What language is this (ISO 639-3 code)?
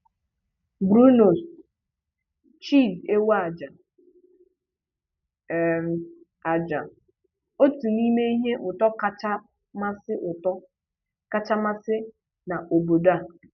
ibo